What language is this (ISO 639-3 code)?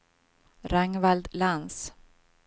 swe